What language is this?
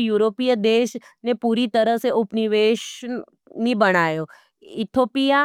Nimadi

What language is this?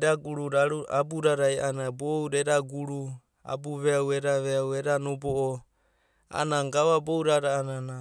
Abadi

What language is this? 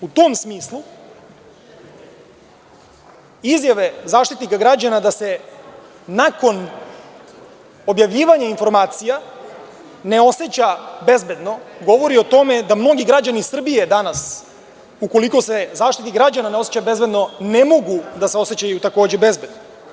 Serbian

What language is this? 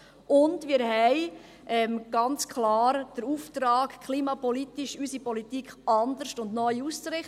Swiss German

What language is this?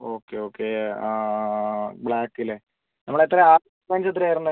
Malayalam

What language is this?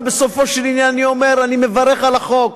Hebrew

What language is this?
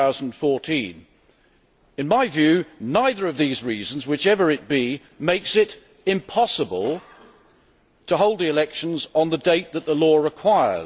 English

